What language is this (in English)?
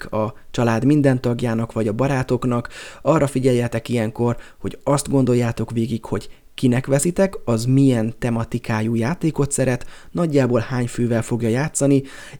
Hungarian